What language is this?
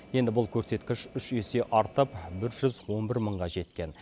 Kazakh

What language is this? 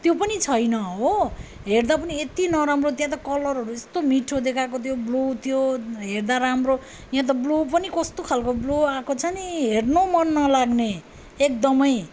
Nepali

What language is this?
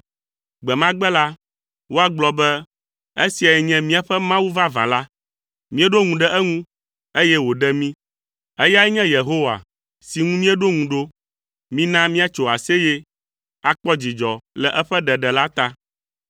Ewe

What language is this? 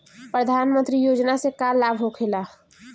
Bhojpuri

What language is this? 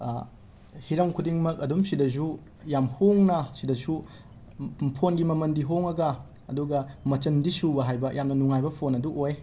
Manipuri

